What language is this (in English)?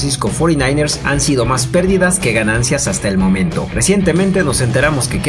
Spanish